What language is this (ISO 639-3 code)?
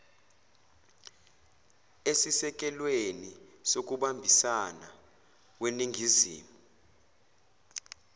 zul